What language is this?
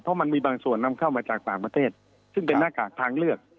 Thai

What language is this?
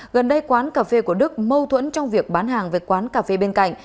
Vietnamese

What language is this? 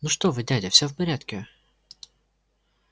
Russian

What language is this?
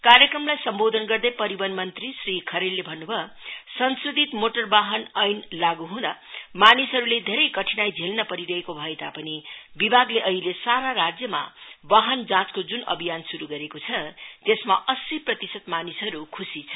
Nepali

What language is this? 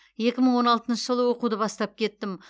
Kazakh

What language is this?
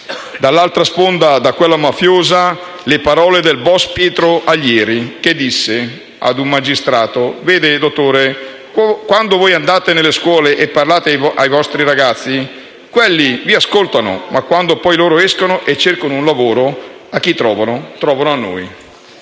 Italian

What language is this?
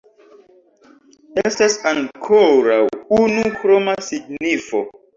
Esperanto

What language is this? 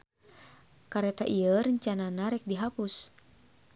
Sundanese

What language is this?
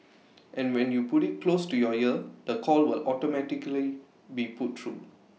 English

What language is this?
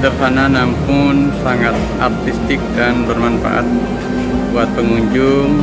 Indonesian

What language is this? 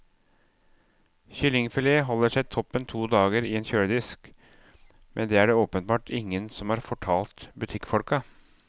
Norwegian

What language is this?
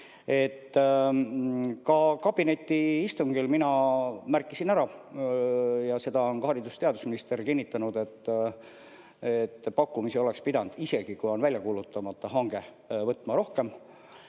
Estonian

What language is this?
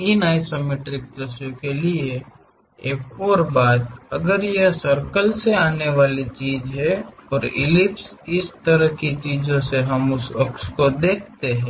Hindi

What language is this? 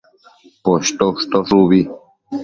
Matsés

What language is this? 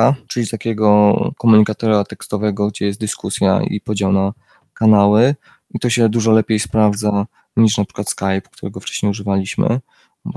Polish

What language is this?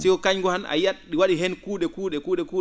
Fula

